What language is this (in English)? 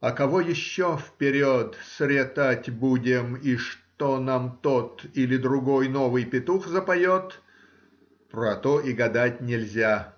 Russian